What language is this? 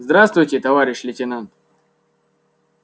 Russian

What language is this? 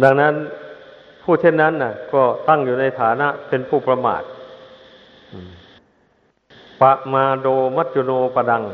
Thai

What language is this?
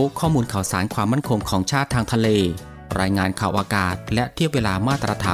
Thai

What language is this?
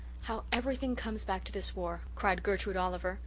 English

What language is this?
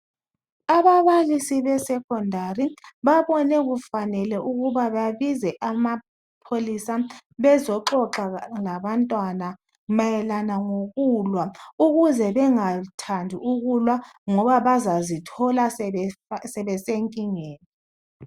North Ndebele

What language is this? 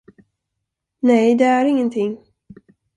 Swedish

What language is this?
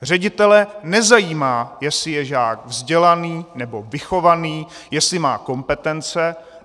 Czech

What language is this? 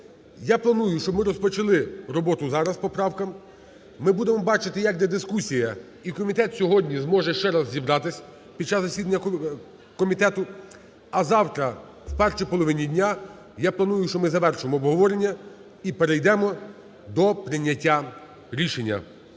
Ukrainian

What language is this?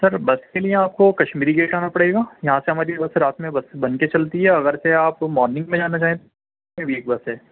Urdu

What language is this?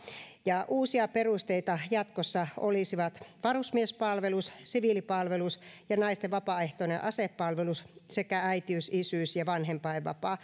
Finnish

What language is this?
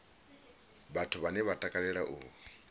Venda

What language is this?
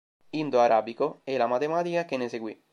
Italian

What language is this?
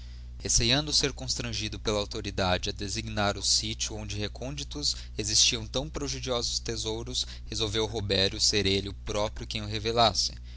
Portuguese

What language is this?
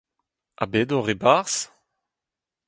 Breton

